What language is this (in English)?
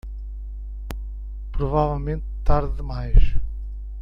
Portuguese